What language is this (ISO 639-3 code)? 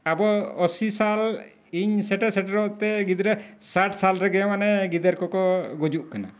sat